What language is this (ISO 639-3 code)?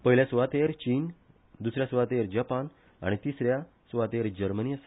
kok